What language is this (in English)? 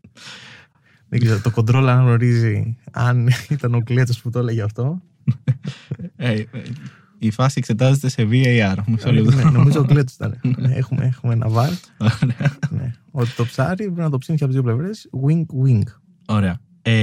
Greek